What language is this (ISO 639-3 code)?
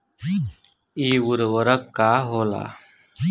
bho